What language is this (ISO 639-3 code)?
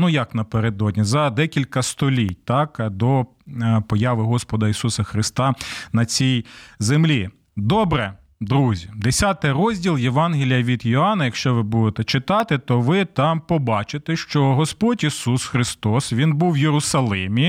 ukr